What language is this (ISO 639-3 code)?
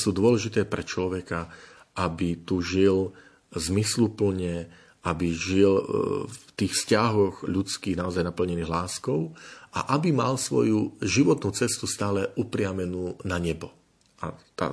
slk